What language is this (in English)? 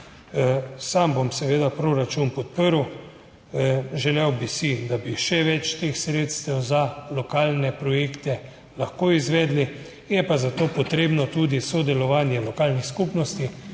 Slovenian